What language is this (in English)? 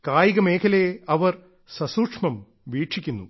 Malayalam